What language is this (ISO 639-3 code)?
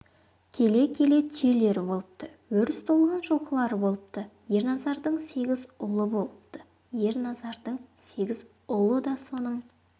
kaz